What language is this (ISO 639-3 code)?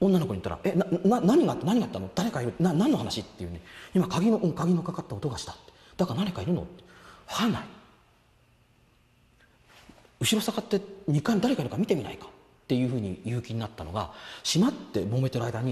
jpn